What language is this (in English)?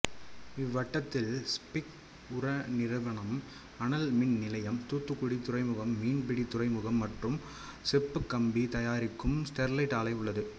Tamil